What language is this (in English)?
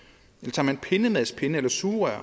Danish